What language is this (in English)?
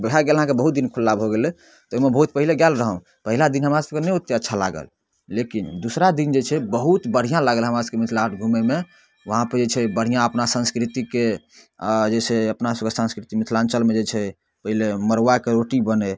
Maithili